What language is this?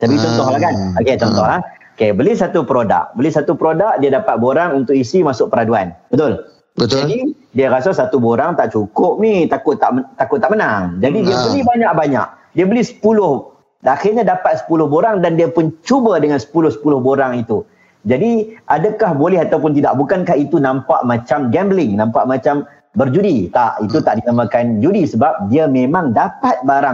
Malay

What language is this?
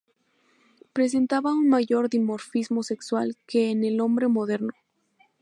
Spanish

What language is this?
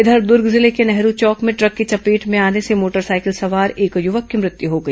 Hindi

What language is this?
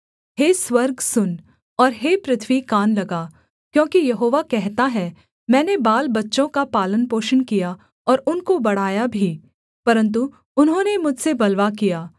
Hindi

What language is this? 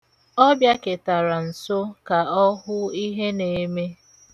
Igbo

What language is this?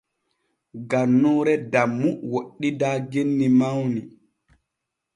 Borgu Fulfulde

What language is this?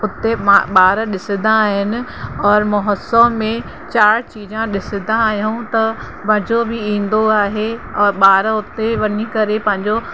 Sindhi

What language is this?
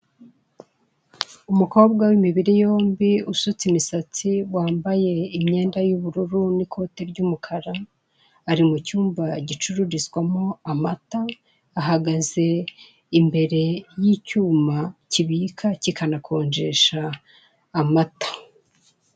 Kinyarwanda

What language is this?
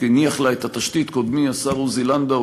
Hebrew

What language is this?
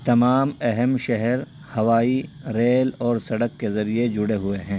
Urdu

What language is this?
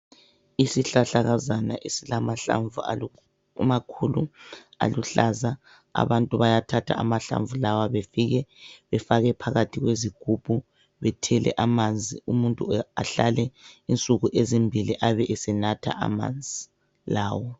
North Ndebele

